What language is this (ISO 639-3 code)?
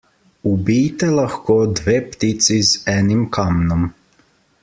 slv